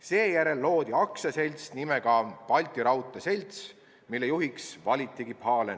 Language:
Estonian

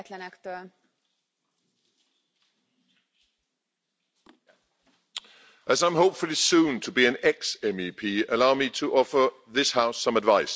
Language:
English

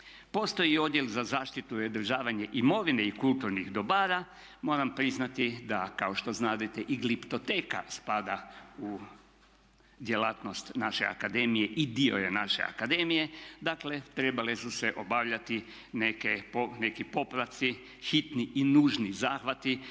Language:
Croatian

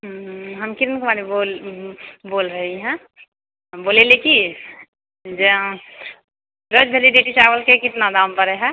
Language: Maithili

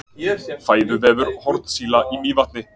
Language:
Icelandic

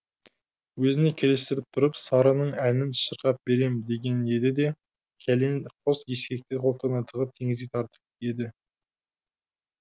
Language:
Kazakh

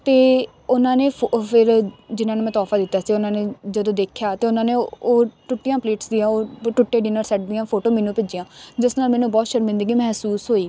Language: Punjabi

